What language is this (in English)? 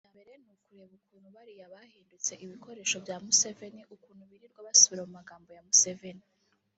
Kinyarwanda